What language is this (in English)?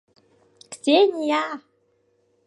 Mari